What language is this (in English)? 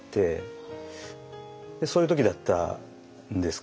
Japanese